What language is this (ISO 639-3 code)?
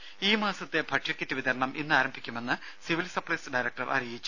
mal